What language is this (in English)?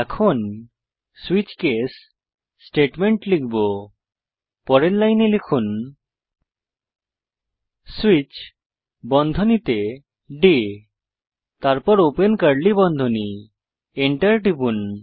Bangla